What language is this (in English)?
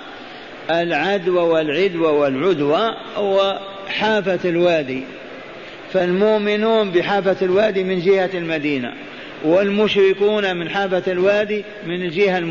Arabic